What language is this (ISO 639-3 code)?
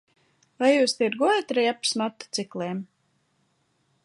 lav